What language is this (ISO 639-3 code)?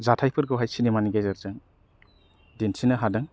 brx